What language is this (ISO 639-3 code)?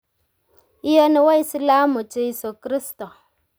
kln